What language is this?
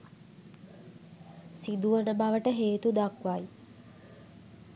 Sinhala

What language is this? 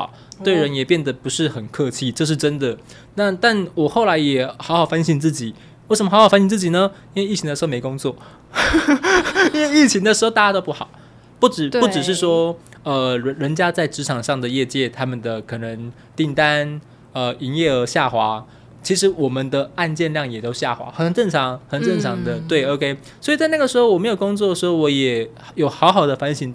Chinese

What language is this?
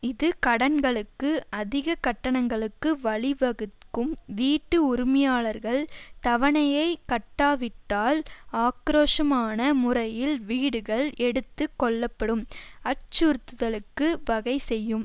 Tamil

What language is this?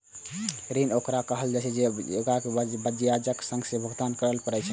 Maithili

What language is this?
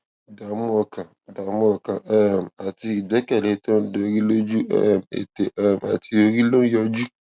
Yoruba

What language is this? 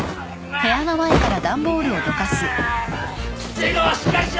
Japanese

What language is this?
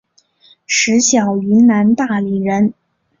Chinese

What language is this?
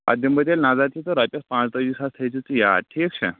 Kashmiri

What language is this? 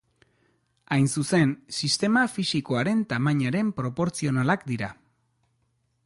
Basque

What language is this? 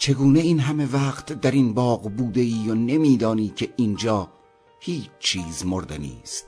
Persian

